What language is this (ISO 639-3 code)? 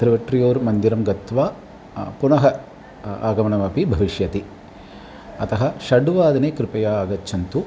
san